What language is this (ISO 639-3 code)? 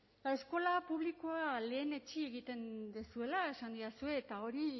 eus